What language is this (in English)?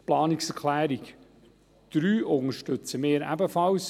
Swiss German